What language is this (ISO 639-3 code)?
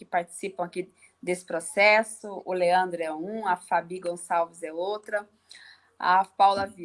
por